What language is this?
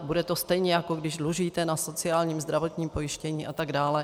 Czech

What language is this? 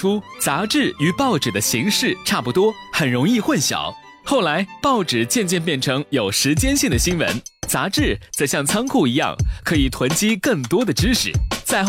Chinese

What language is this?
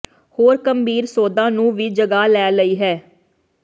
Punjabi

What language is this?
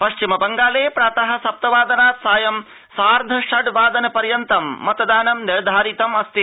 Sanskrit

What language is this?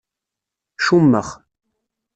Kabyle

